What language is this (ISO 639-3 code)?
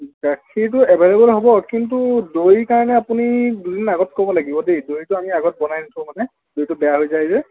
asm